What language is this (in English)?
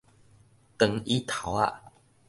Min Nan Chinese